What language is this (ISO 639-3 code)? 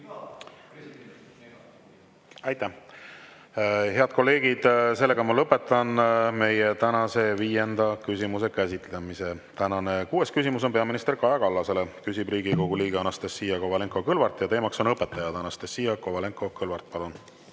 est